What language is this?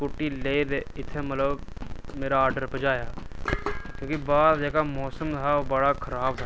Dogri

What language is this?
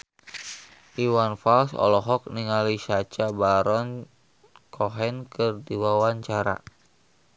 Sundanese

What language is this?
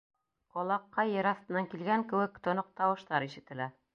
Bashkir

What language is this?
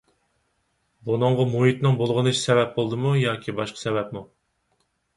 Uyghur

